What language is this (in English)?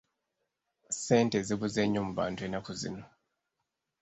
Ganda